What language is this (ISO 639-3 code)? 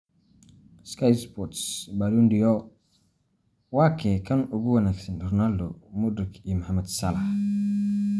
som